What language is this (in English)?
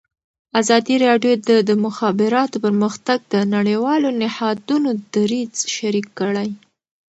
Pashto